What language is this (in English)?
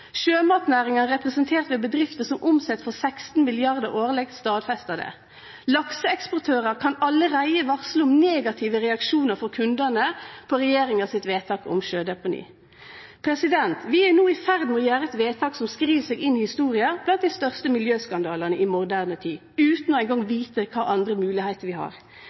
Norwegian Nynorsk